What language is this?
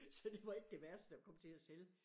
Danish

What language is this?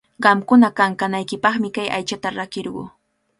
Cajatambo North Lima Quechua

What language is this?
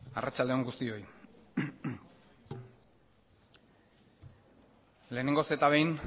Basque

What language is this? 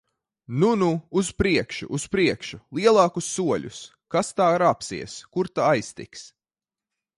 Latvian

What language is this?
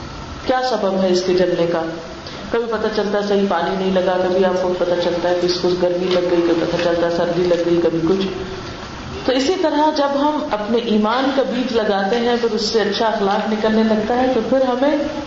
Urdu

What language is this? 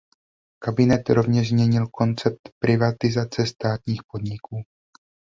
Czech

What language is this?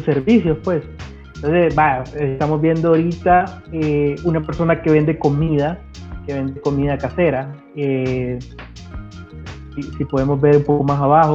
Spanish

